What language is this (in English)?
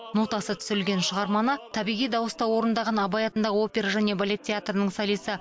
Kazakh